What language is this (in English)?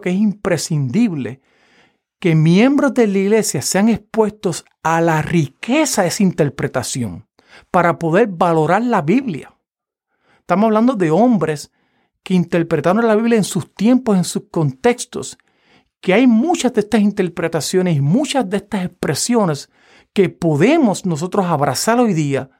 Spanish